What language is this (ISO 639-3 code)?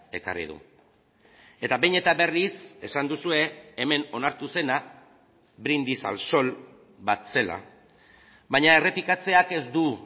eus